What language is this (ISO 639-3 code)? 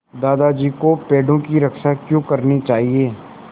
hin